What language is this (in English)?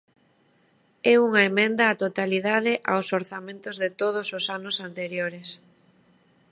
Galician